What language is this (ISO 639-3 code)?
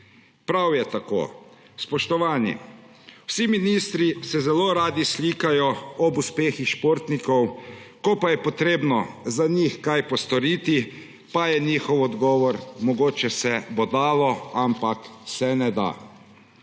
slv